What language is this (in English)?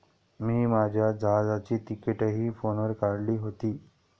Marathi